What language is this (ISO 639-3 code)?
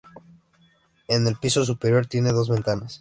spa